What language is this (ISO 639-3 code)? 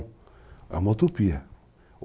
por